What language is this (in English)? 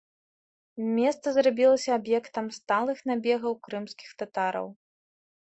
Belarusian